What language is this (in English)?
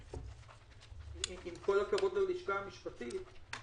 Hebrew